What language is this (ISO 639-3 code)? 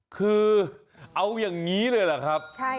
tha